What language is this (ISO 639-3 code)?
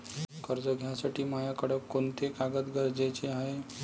mar